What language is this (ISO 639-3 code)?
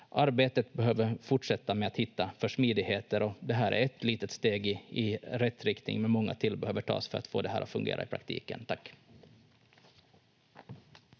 fin